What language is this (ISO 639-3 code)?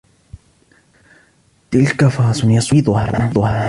ara